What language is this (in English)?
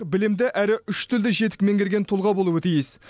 Kazakh